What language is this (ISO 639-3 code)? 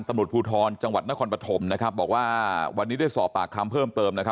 tha